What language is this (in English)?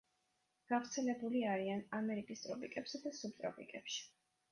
Georgian